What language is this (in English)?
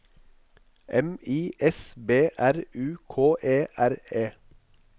Norwegian